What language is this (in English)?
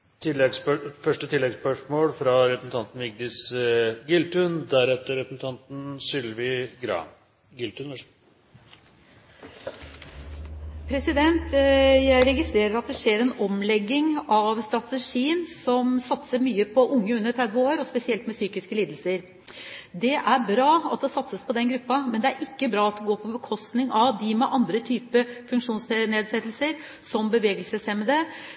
Norwegian